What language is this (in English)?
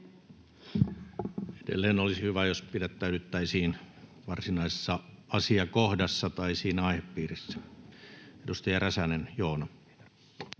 Finnish